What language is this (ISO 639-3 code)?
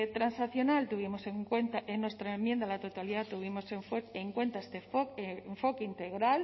spa